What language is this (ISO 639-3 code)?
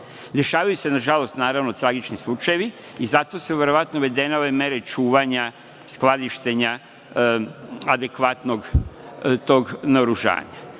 srp